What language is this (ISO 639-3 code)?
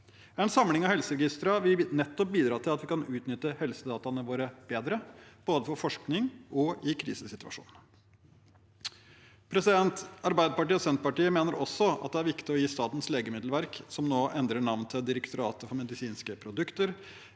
nor